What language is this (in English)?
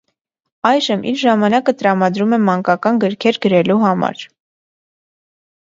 Armenian